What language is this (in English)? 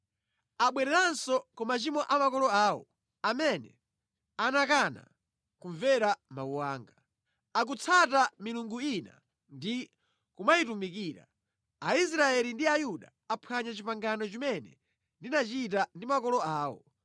Nyanja